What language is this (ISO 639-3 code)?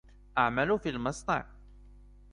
ara